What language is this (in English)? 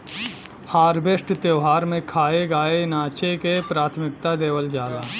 Bhojpuri